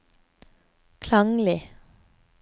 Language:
Norwegian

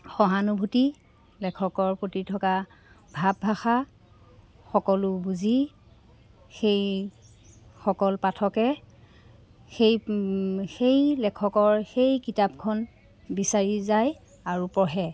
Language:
Assamese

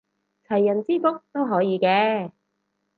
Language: Cantonese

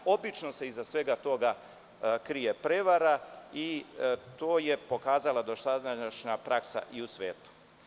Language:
Serbian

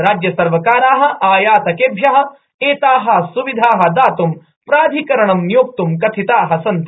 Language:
Sanskrit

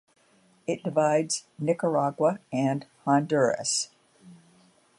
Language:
English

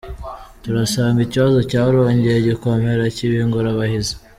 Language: Kinyarwanda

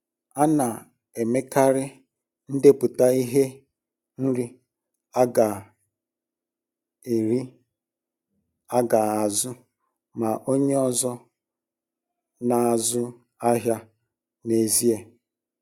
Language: Igbo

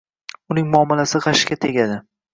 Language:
Uzbek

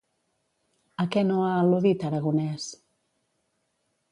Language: Catalan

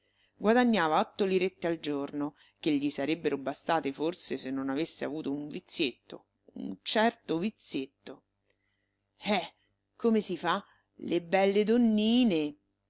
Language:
Italian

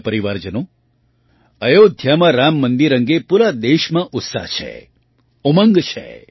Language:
Gujarati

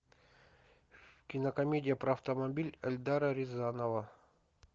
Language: Russian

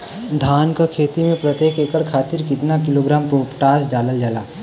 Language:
Bhojpuri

